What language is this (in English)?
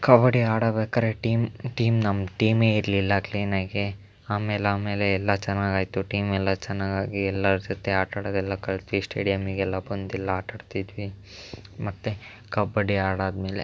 Kannada